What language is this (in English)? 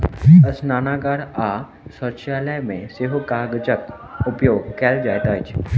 Maithili